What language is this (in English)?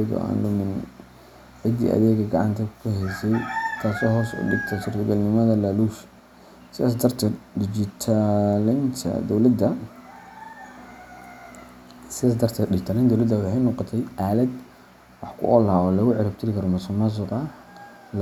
Somali